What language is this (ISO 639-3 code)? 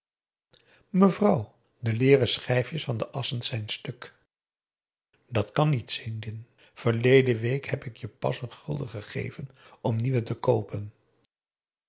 nld